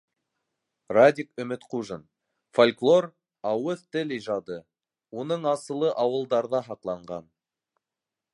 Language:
Bashkir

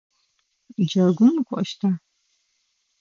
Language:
Adyghe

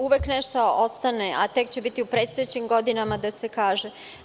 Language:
Serbian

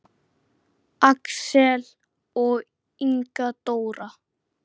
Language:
Icelandic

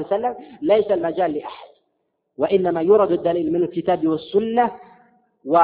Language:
Arabic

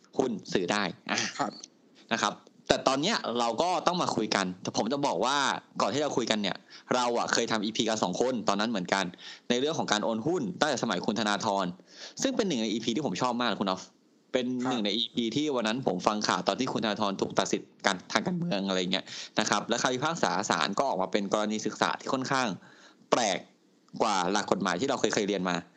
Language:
Thai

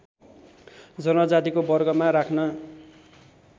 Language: Nepali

